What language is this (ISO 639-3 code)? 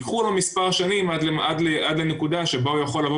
heb